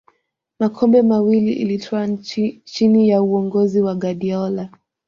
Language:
Swahili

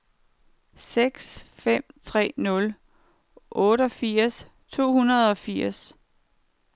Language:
Danish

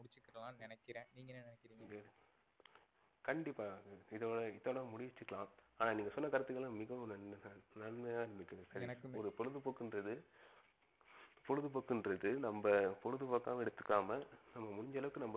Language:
Tamil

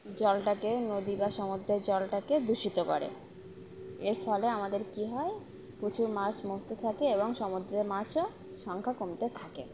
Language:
Bangla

